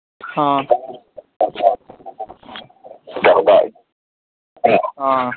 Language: Manipuri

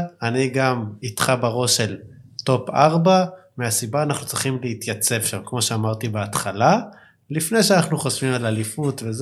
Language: Hebrew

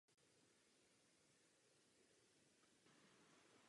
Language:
Czech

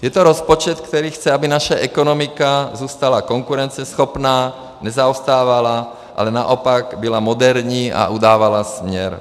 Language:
Czech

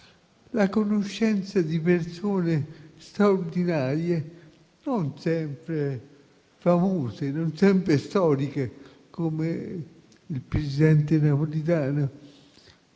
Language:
Italian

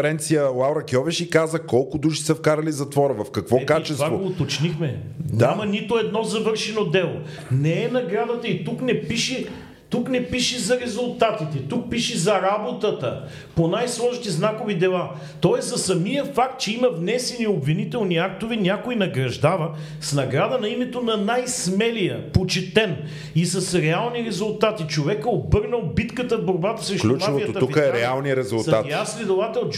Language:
Bulgarian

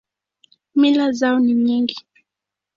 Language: Swahili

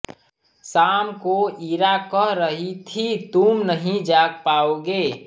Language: Hindi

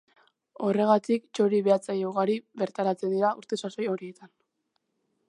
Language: Basque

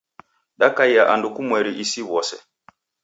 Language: Taita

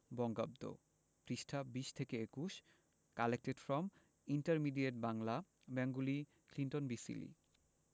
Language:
Bangla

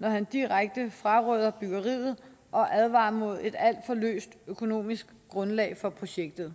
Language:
Danish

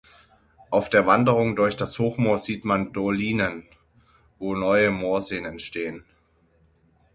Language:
German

